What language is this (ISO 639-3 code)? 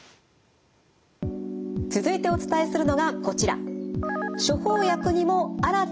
jpn